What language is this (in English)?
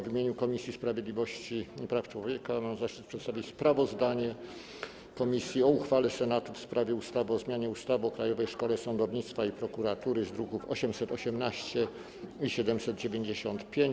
Polish